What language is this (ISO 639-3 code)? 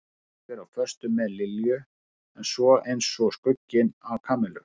isl